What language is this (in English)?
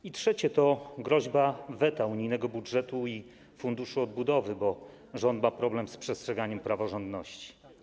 Polish